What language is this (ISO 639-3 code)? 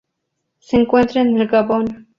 spa